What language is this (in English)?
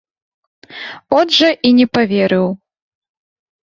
Belarusian